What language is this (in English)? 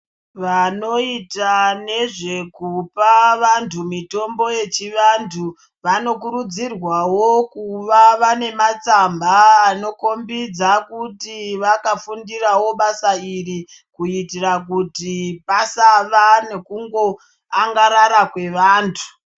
Ndau